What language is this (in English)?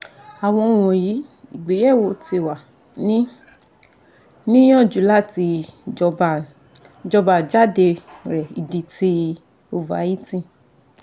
Yoruba